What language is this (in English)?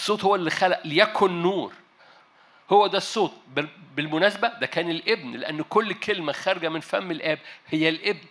Arabic